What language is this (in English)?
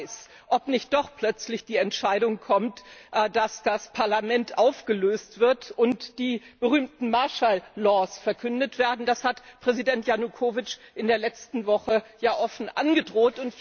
German